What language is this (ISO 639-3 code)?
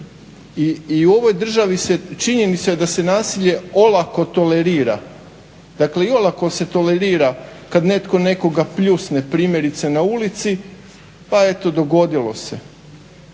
hrv